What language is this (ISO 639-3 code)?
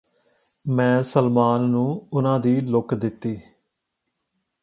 pan